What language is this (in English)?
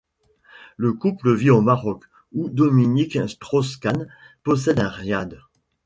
French